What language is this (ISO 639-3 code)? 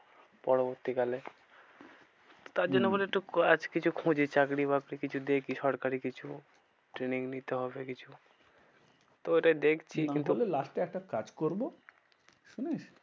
ben